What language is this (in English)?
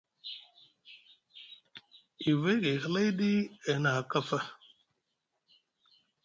Musgu